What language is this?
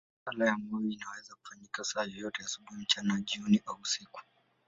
Swahili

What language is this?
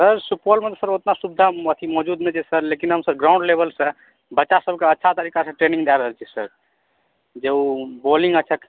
Maithili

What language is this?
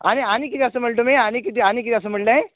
Konkani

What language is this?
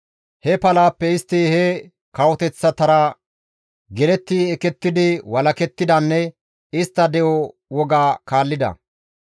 Gamo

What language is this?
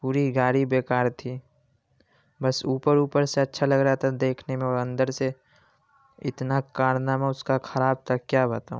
Urdu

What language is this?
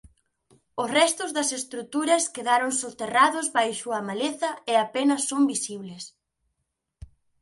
Galician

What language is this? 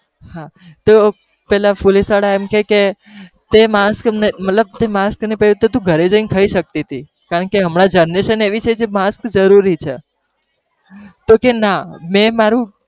Gujarati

